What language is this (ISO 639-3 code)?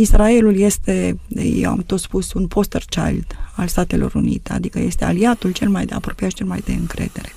ron